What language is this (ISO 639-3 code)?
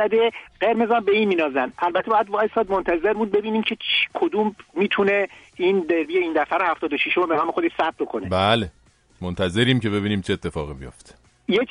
fas